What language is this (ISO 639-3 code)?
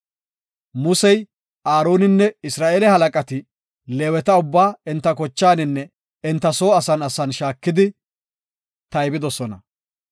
gof